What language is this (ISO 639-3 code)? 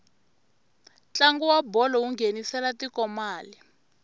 tso